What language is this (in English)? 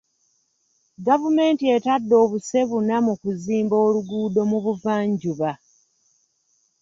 Ganda